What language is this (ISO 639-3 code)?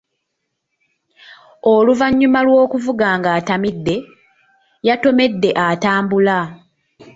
lug